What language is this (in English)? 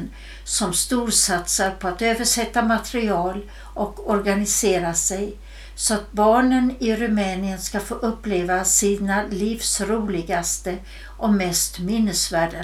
Swedish